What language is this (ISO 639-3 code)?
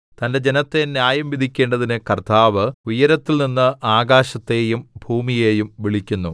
mal